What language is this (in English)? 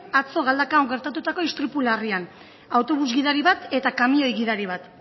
Basque